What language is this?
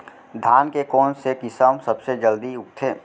Chhattisgarhi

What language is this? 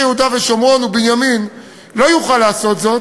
Hebrew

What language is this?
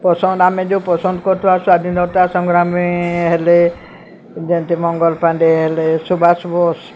Odia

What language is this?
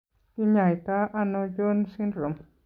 Kalenjin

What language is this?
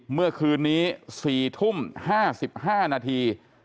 Thai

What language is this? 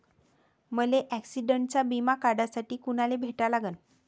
Marathi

